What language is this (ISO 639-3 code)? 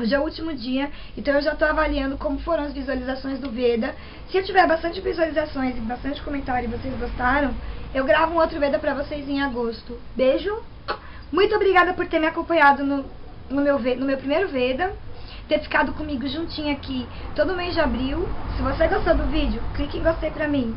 por